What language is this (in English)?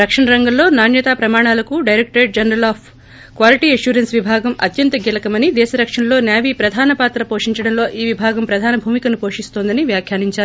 Telugu